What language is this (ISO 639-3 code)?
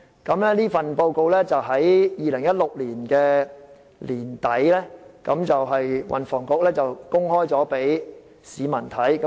yue